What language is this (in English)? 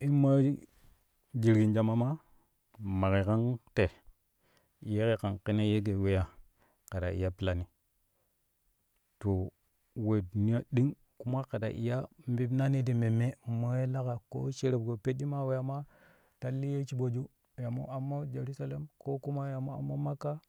Kushi